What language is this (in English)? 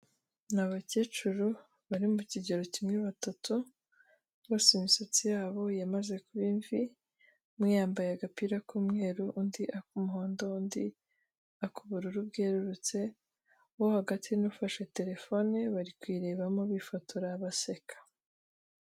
Kinyarwanda